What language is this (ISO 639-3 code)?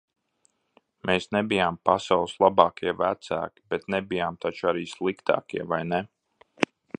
lav